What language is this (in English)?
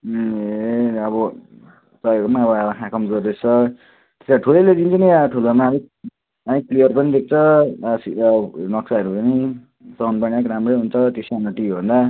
Nepali